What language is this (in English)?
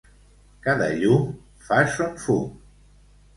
Catalan